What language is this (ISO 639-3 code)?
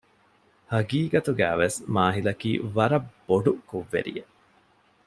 div